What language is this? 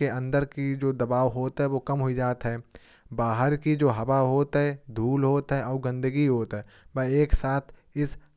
Kanauji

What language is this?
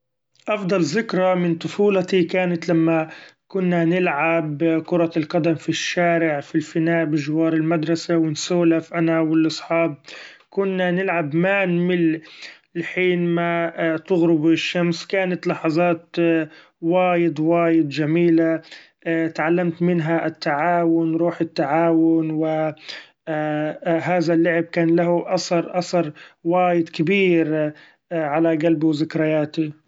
Gulf Arabic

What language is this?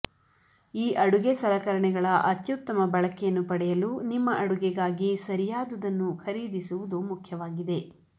Kannada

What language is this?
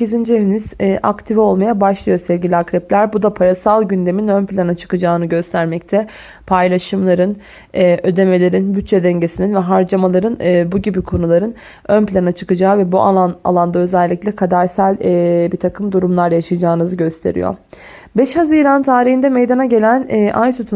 Turkish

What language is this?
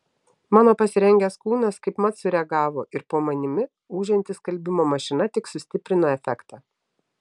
Lithuanian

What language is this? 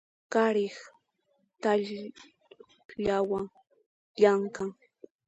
Puno Quechua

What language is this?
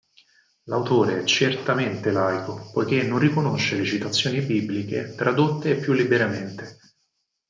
Italian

